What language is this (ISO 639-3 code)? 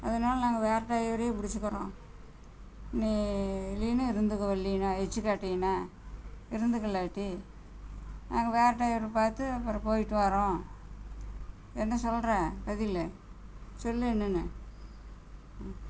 tam